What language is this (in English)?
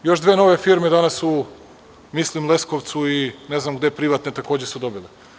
Serbian